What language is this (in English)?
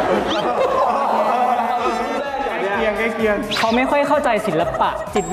Thai